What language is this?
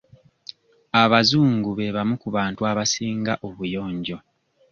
Ganda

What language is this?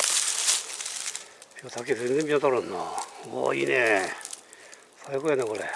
Japanese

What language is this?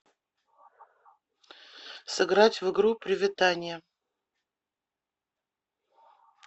Russian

